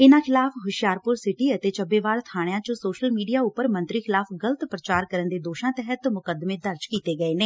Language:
Punjabi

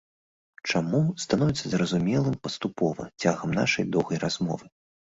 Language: Belarusian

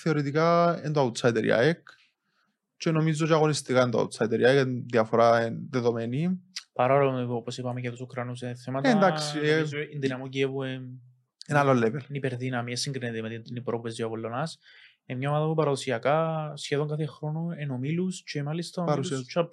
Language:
Greek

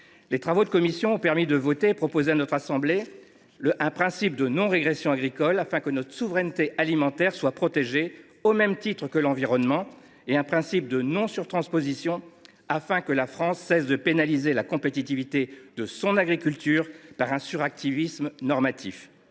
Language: French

